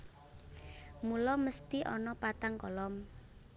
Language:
Javanese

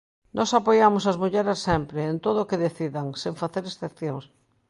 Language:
Galician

